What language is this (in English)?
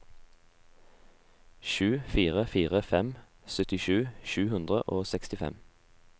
Norwegian